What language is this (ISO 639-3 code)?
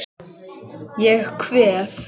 isl